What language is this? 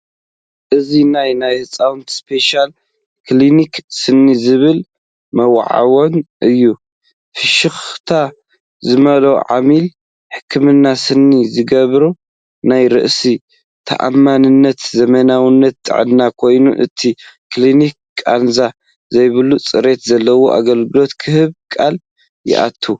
Tigrinya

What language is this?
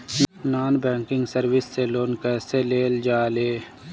Bhojpuri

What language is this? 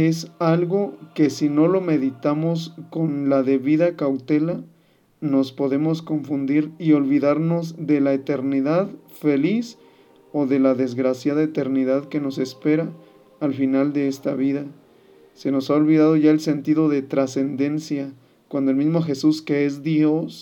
Spanish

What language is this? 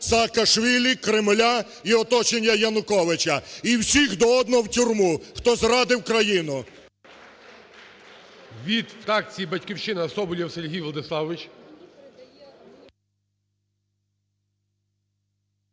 Ukrainian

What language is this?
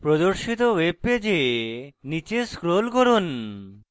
Bangla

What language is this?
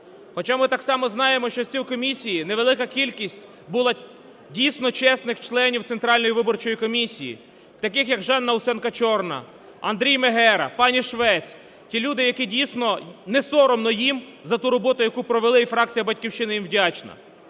Ukrainian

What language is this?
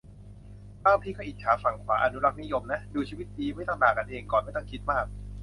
Thai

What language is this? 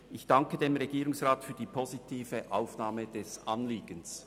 Swiss German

